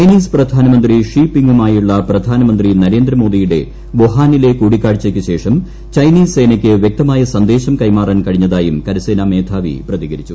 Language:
Malayalam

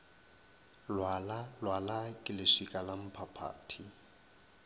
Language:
Northern Sotho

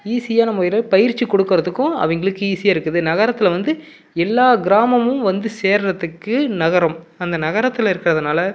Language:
Tamil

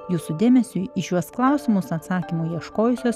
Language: Lithuanian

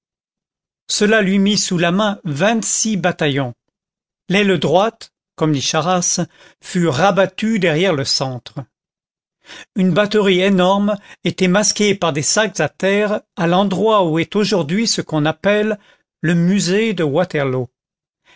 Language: French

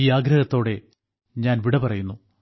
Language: Malayalam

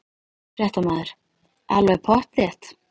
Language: Icelandic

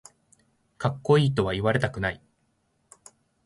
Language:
Japanese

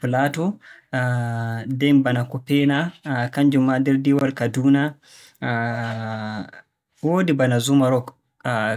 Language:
Borgu Fulfulde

